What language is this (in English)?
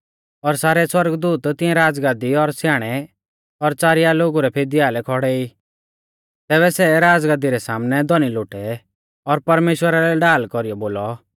Mahasu Pahari